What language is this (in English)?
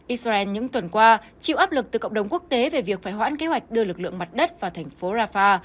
Vietnamese